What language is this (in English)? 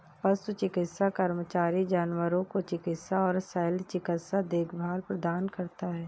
Hindi